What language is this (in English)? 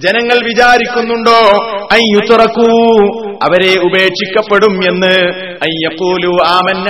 Malayalam